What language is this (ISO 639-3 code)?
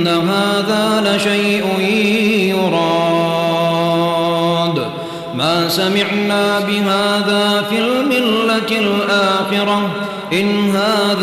ara